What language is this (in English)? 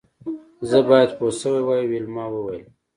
Pashto